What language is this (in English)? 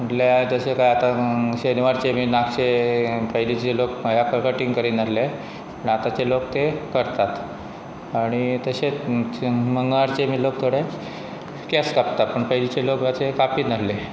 Konkani